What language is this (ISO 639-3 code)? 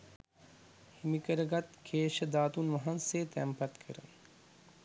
sin